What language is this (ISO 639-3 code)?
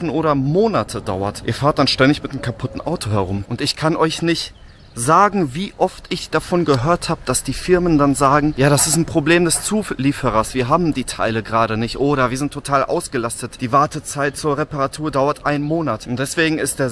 deu